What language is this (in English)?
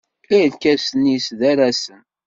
Kabyle